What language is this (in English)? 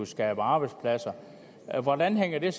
Danish